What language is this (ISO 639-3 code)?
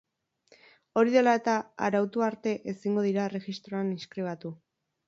eus